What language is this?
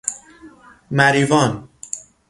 Persian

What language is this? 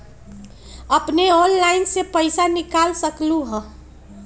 Magahi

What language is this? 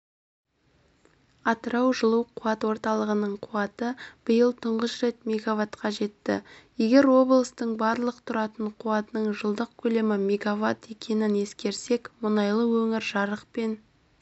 Kazakh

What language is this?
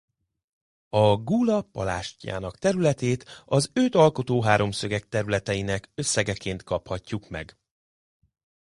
Hungarian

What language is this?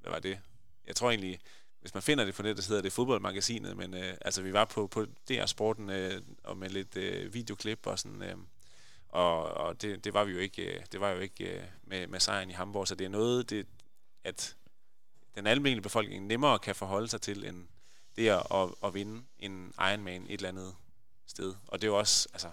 Danish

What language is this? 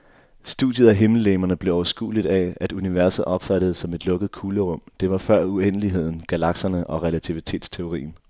Danish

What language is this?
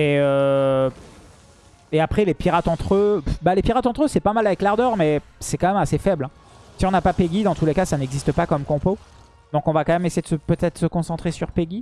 French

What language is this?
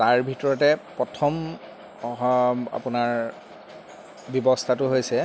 Assamese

